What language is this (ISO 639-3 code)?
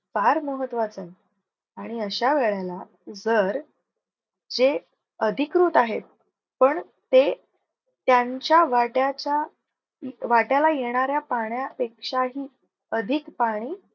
mar